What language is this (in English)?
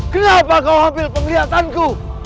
Indonesian